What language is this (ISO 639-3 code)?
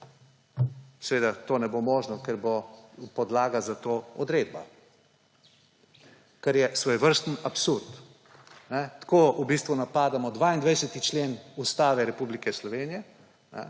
slv